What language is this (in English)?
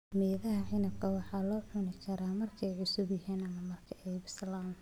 Somali